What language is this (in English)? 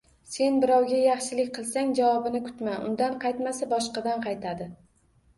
Uzbek